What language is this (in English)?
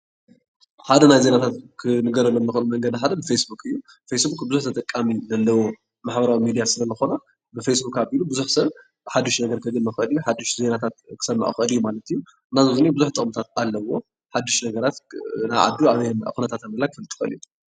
Tigrinya